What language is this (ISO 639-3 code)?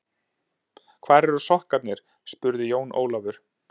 isl